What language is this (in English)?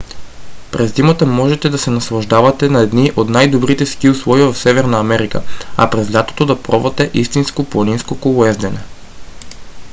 Bulgarian